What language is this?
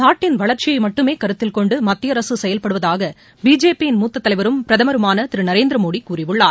Tamil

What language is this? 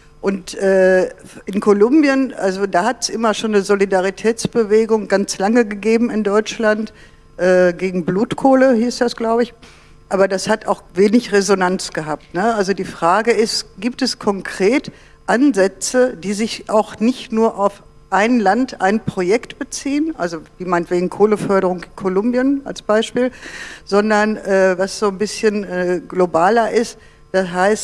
German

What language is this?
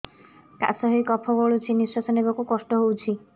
Odia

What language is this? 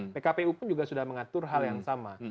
Indonesian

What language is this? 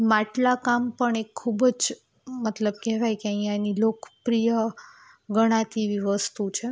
Gujarati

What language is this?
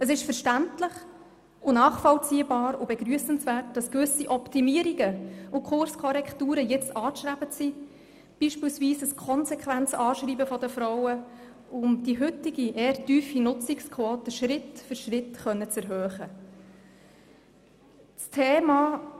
Swiss German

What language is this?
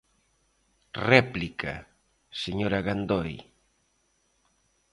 Galician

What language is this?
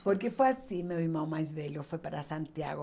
Portuguese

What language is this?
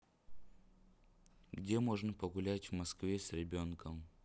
Russian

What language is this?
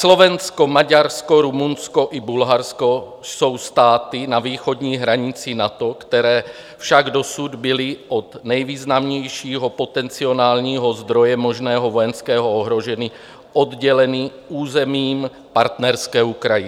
Czech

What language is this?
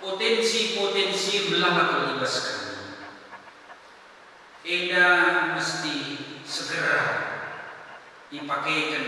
Indonesian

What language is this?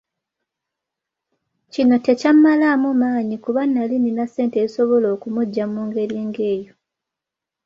Ganda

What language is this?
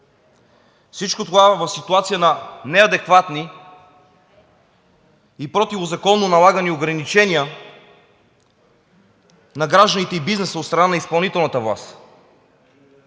Bulgarian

